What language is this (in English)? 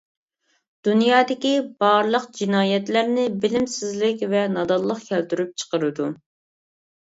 Uyghur